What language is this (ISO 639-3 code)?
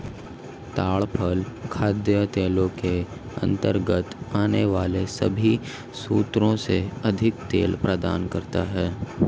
hin